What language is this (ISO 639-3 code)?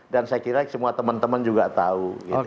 ind